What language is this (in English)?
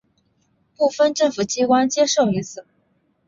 Chinese